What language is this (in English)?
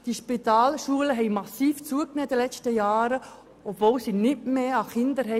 Swiss German